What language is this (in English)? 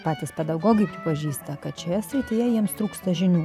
Lithuanian